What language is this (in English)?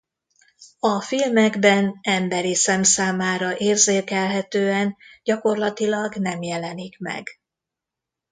Hungarian